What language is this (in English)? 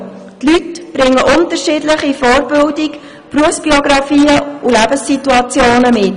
Swiss German